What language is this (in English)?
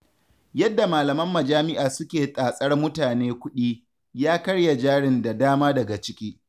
Hausa